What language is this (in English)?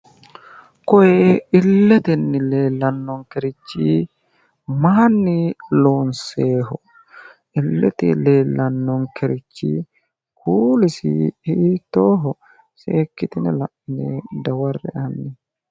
Sidamo